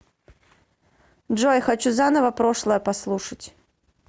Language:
Russian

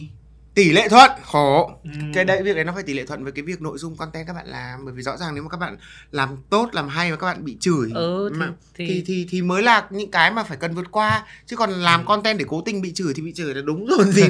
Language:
Vietnamese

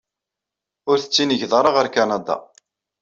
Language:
Kabyle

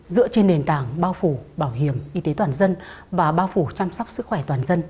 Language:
Vietnamese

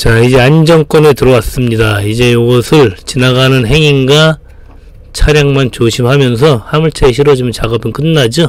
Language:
Korean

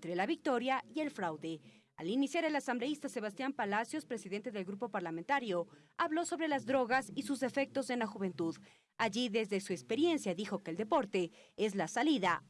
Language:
Spanish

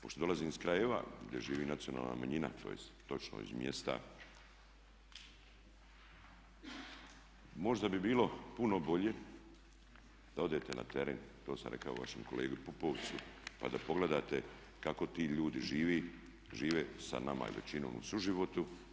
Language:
Croatian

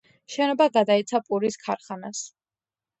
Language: Georgian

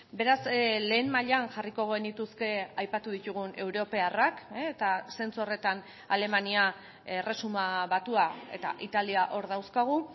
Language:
Basque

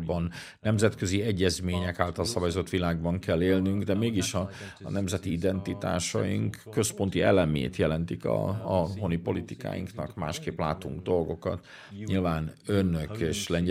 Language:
Hungarian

